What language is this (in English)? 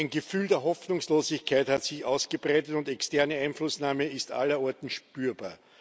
German